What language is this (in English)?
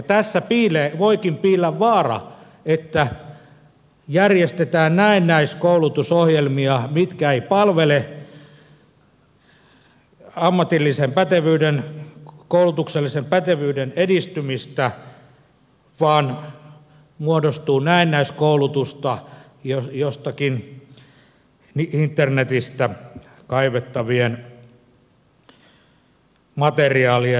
Finnish